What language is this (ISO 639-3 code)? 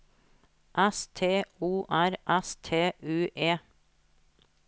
nor